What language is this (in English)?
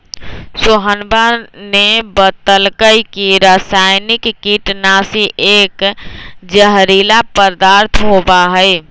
Magahi